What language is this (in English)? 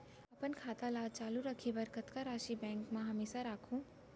Chhattisgarhi